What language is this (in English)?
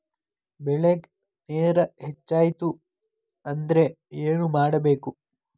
Kannada